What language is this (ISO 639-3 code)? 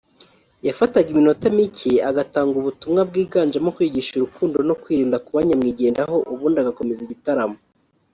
kin